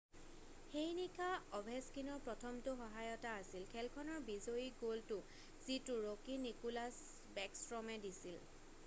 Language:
Assamese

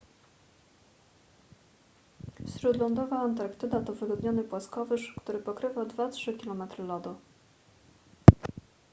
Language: Polish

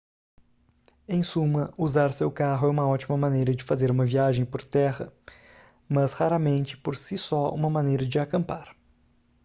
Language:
Portuguese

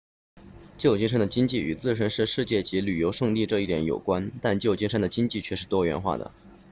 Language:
Chinese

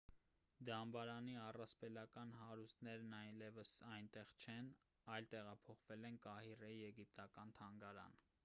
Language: Armenian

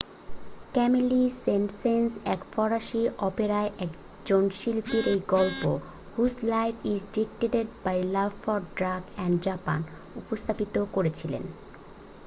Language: Bangla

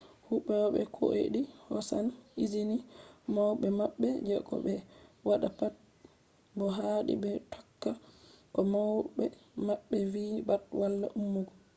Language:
Fula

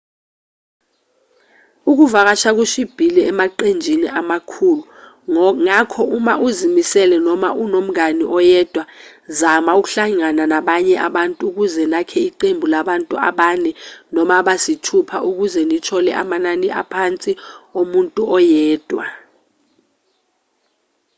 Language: Zulu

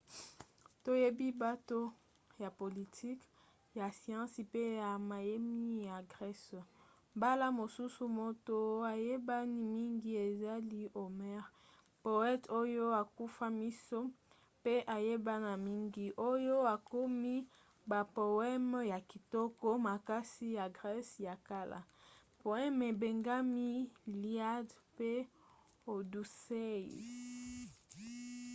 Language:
Lingala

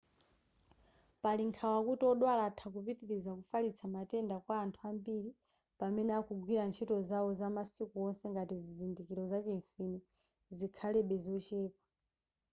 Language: Nyanja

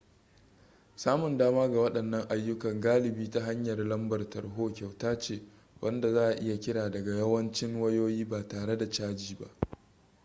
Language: Hausa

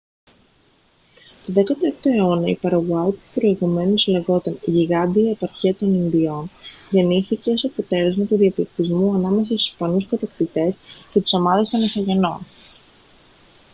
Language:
Greek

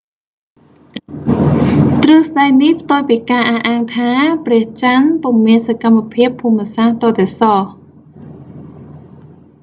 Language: Khmer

